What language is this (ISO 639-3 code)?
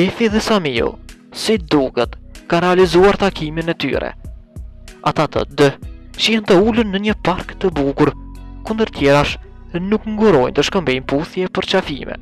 ron